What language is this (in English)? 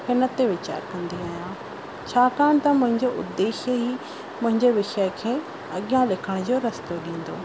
Sindhi